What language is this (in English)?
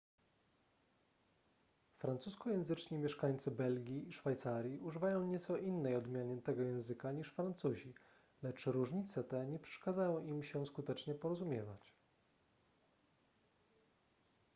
Polish